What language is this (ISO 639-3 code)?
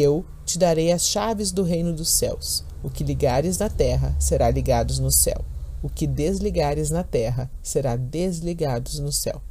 por